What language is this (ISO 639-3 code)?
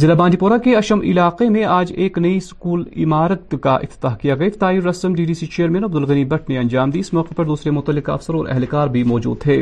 urd